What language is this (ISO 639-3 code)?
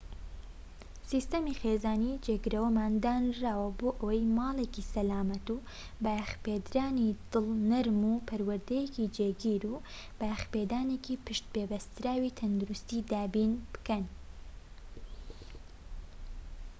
ckb